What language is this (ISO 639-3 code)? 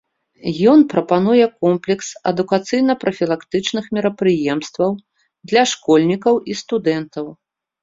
bel